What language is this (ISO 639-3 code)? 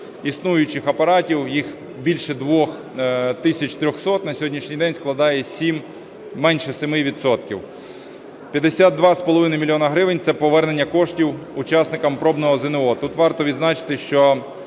ukr